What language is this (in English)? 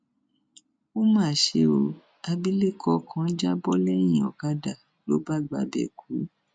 Yoruba